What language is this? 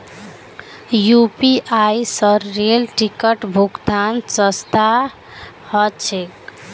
Magahi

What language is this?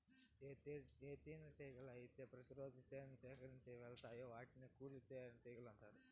Telugu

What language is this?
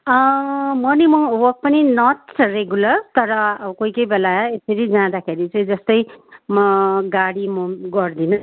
Nepali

